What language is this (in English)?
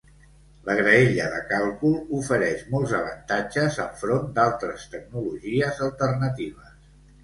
Catalan